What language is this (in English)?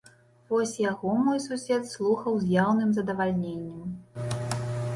Belarusian